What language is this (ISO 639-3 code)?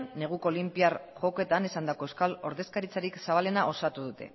eus